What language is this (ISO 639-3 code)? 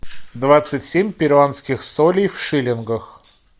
rus